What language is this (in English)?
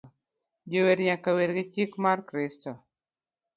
Luo (Kenya and Tanzania)